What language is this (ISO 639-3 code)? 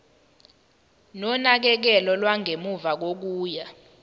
zul